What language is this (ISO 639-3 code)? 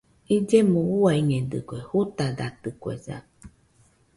hux